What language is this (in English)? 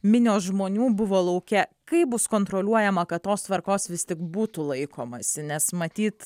Lithuanian